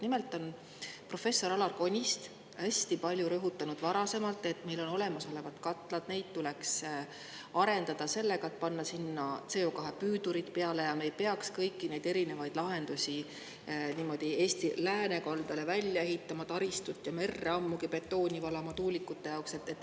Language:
Estonian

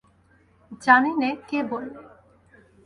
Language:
Bangla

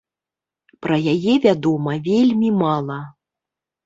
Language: Belarusian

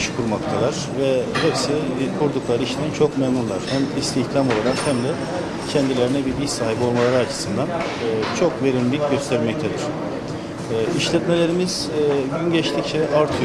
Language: Turkish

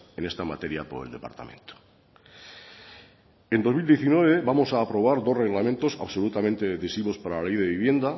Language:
Spanish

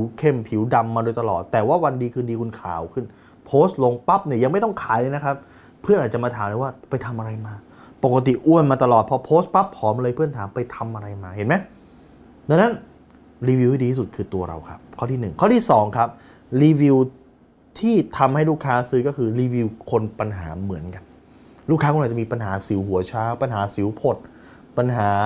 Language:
Thai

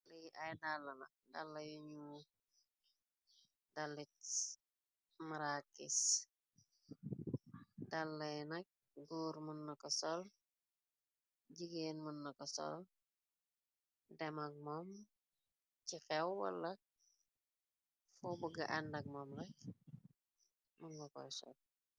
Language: Wolof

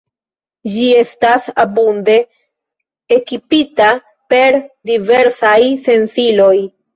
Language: Esperanto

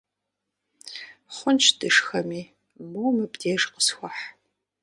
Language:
Kabardian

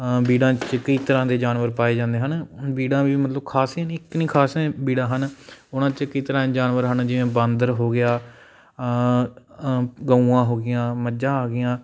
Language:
Punjabi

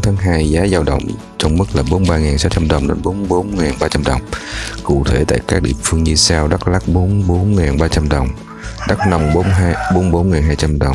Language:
Vietnamese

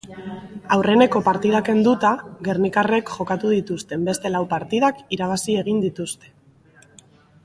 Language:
Basque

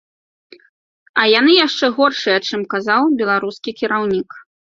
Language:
Belarusian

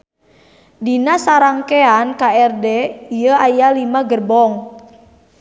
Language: Sundanese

